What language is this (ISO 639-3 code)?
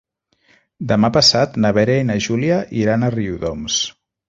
cat